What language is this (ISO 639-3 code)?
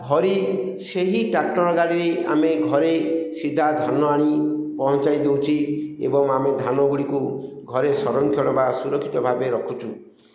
ori